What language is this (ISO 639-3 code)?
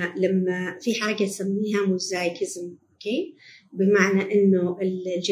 ara